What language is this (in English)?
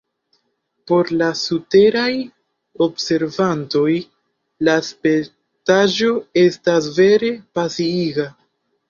Esperanto